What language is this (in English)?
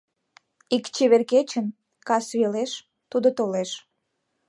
Mari